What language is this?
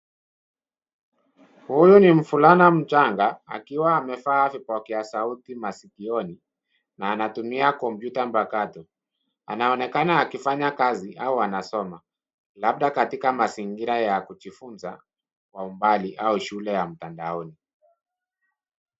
Swahili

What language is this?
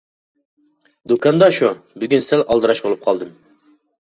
Uyghur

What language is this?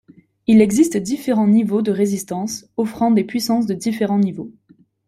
French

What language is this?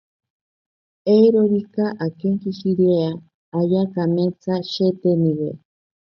Ashéninka Perené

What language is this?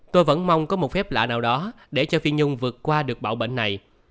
Vietnamese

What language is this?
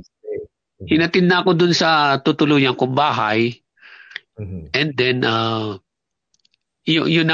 Filipino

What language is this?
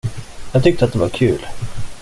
Swedish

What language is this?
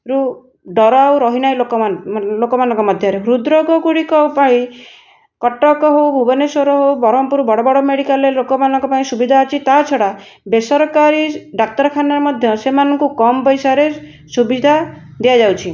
Odia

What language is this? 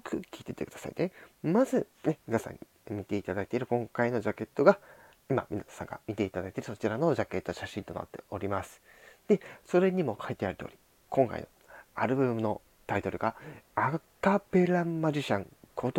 Japanese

